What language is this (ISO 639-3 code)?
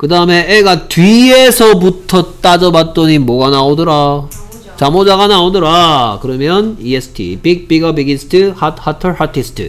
kor